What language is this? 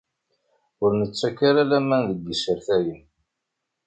Kabyle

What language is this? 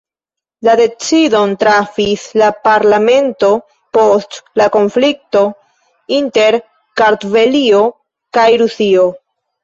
Esperanto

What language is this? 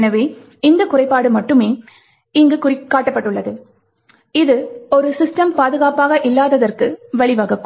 Tamil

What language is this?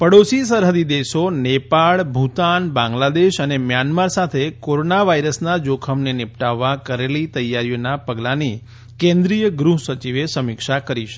Gujarati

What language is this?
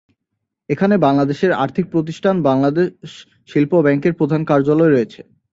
Bangla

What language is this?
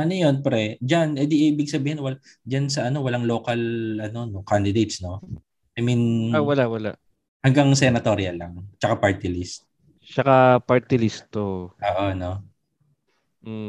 Filipino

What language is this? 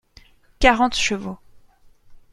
French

